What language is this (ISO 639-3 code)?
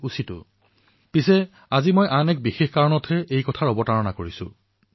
asm